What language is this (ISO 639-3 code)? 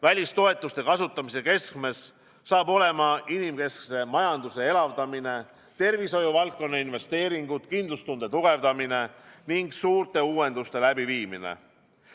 est